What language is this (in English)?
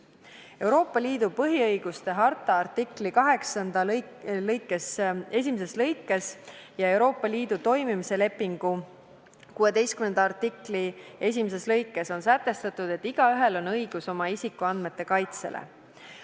Estonian